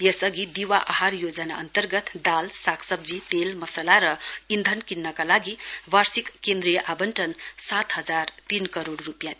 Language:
Nepali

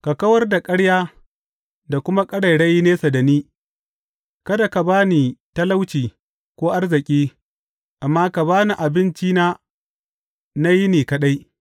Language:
Hausa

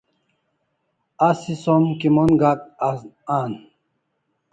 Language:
Kalasha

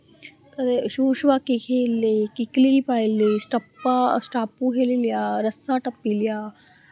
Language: Dogri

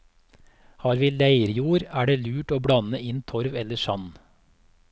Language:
Norwegian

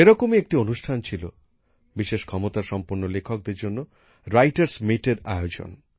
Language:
Bangla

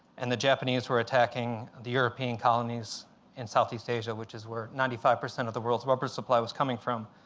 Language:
English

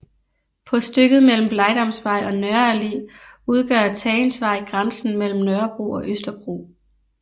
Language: Danish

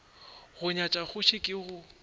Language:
Northern Sotho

